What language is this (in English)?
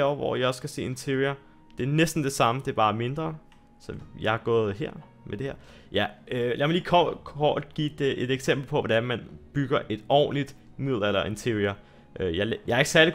Danish